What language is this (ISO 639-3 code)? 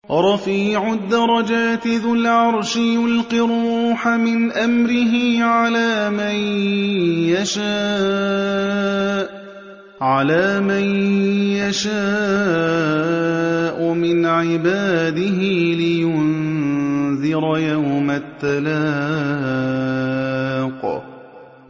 ara